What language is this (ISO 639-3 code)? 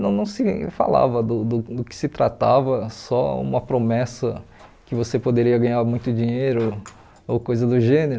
por